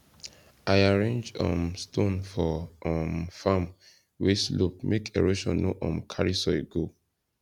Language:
Nigerian Pidgin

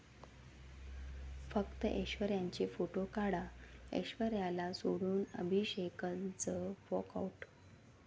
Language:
Marathi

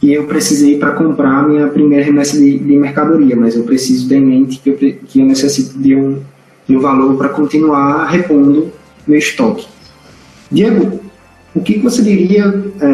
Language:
Portuguese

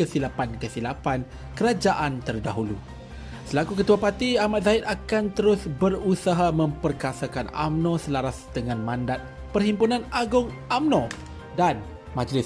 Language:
Malay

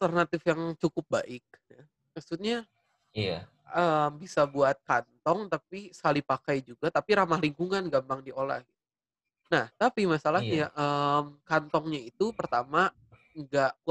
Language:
Indonesian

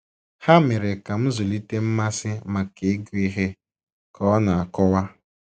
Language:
Igbo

